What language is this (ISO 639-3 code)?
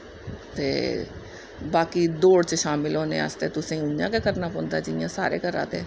doi